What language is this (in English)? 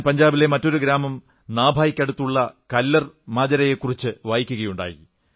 Malayalam